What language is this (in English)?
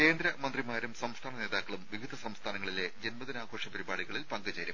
Malayalam